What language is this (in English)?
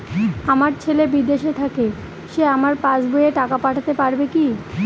Bangla